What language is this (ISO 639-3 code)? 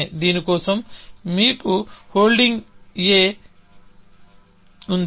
tel